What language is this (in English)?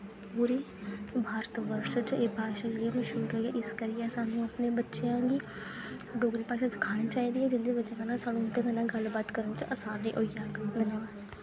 Dogri